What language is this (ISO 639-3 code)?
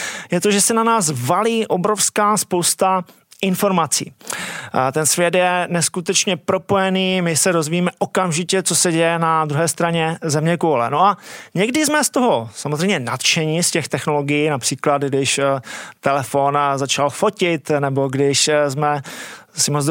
ces